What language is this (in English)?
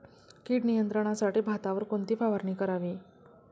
Marathi